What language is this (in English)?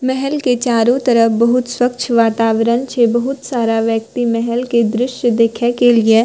Maithili